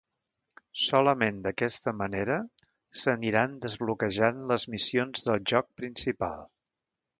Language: Catalan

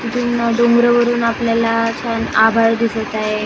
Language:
Marathi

